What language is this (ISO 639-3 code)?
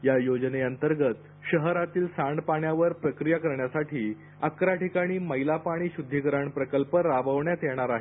mar